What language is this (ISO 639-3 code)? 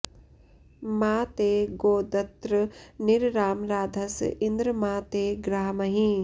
san